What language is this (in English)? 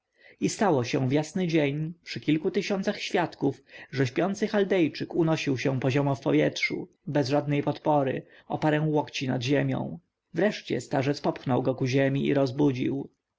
Polish